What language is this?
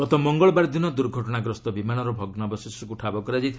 Odia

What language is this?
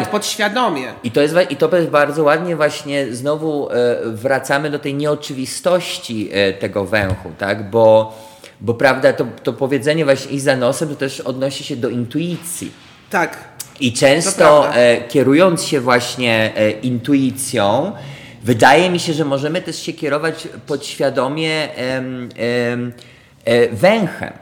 Polish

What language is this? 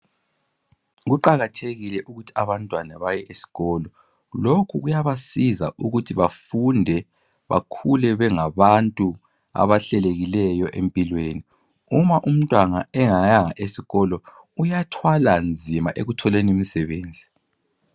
North Ndebele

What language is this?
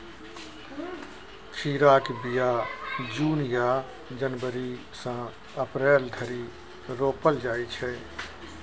Maithili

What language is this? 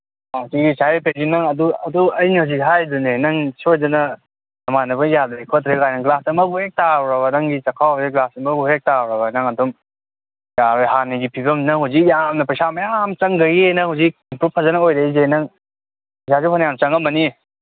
Manipuri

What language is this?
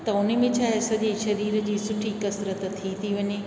Sindhi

